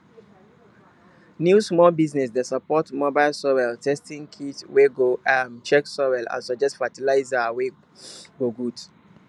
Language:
Nigerian Pidgin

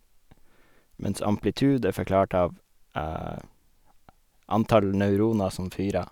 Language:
Norwegian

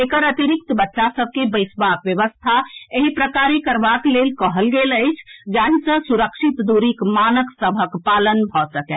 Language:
Maithili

